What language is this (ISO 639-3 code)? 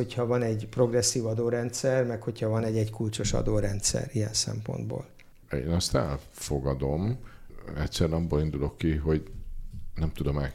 hun